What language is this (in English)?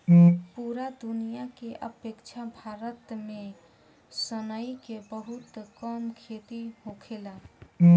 Bhojpuri